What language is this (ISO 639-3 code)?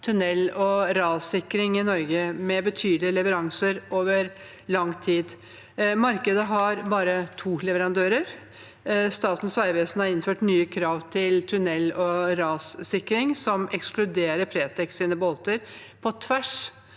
nor